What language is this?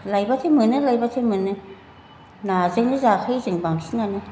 Bodo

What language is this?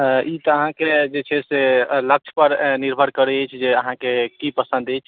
Maithili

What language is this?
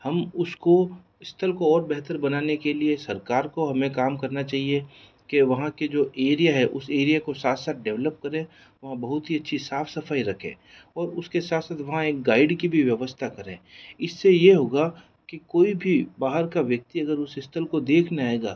Hindi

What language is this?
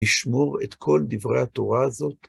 Hebrew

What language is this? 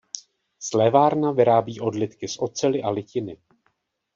Czech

